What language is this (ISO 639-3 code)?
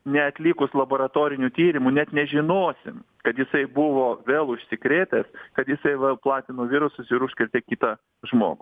lit